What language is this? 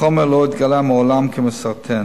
Hebrew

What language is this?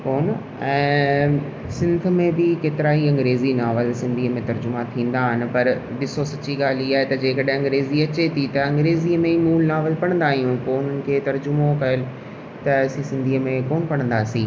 Sindhi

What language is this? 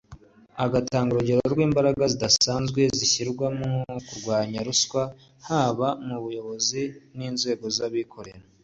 Kinyarwanda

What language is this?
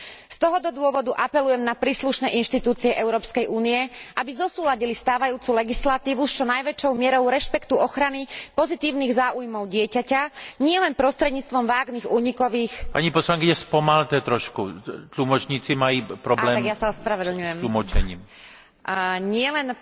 Slovak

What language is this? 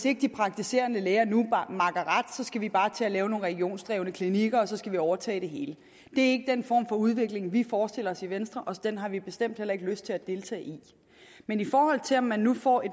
Danish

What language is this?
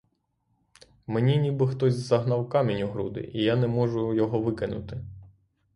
Ukrainian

